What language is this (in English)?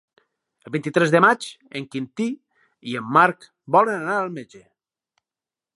Catalan